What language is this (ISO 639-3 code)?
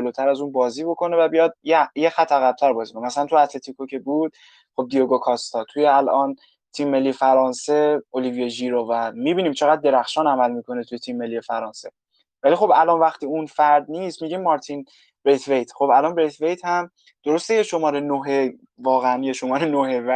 fas